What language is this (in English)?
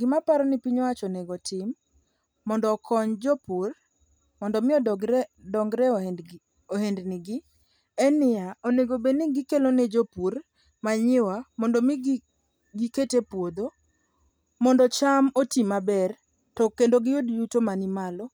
Luo (Kenya and Tanzania)